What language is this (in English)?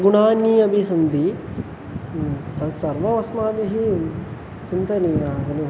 Sanskrit